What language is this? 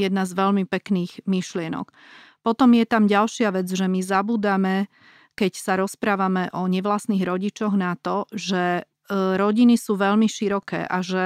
Slovak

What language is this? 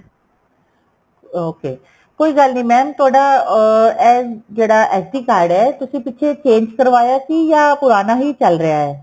Punjabi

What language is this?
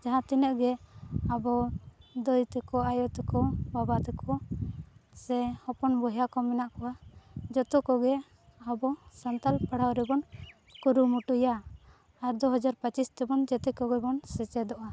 Santali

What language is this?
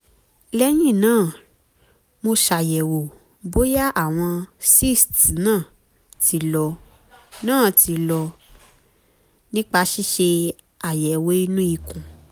Yoruba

